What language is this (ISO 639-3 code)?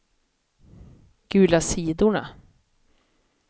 swe